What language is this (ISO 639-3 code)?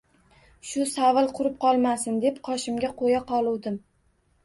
uzb